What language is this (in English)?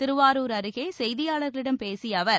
Tamil